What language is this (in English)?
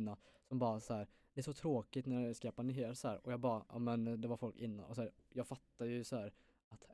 Swedish